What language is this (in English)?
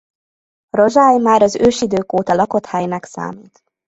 Hungarian